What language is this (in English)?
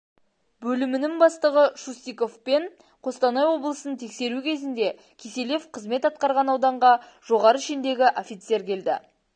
Kazakh